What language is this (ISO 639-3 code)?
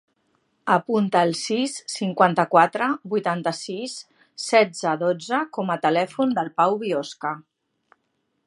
cat